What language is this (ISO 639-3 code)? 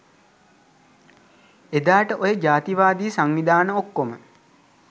sin